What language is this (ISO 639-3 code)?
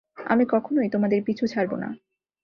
ben